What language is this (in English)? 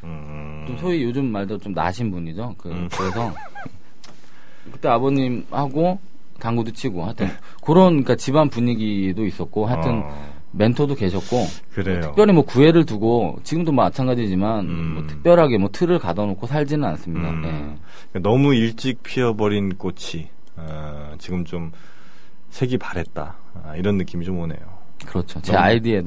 Korean